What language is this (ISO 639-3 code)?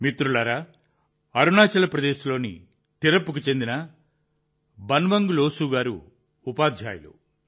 tel